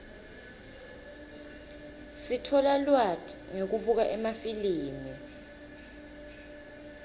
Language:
Swati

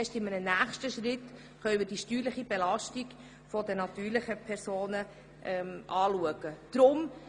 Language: Swiss German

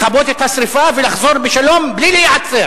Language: Hebrew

